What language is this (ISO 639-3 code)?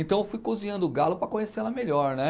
por